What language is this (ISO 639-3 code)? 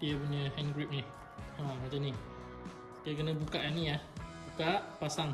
msa